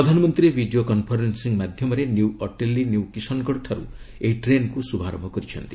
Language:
Odia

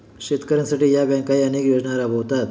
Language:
Marathi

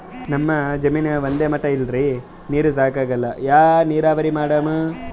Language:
Kannada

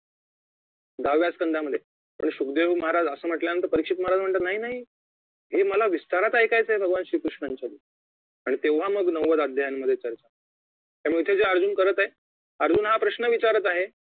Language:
Marathi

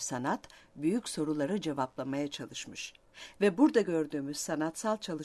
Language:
Turkish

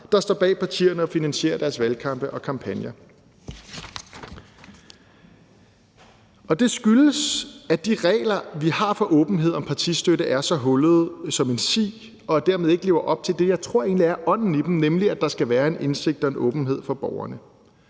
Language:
Danish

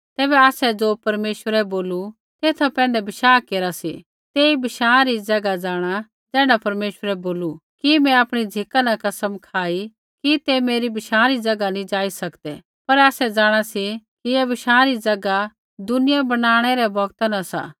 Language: Kullu Pahari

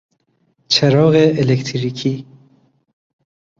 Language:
Persian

